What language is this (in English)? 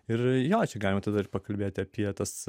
Lithuanian